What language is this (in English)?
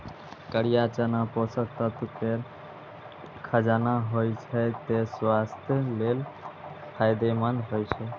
Maithili